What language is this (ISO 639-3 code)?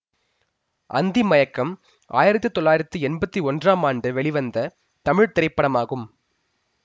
tam